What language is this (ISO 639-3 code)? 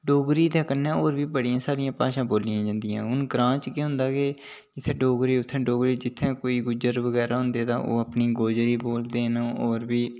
doi